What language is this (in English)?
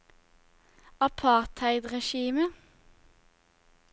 Norwegian